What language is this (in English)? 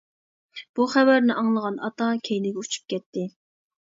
Uyghur